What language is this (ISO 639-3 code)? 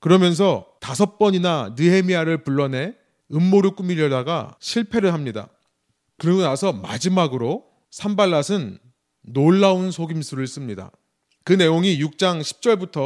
kor